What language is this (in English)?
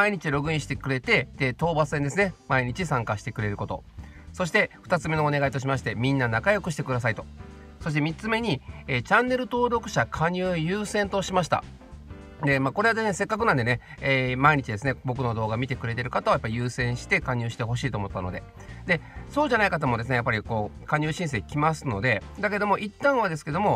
Japanese